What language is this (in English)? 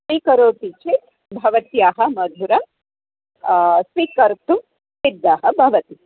Sanskrit